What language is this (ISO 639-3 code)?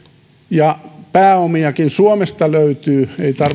fin